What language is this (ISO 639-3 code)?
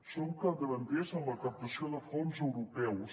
cat